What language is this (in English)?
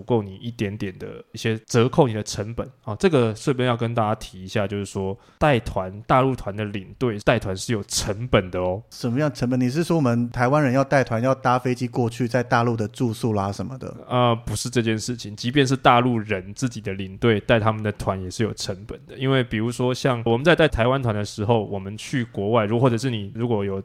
Chinese